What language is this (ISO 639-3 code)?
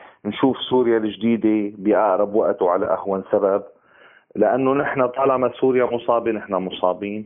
ara